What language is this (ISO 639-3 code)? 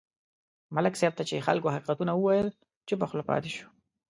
pus